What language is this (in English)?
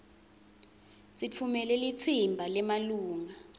Swati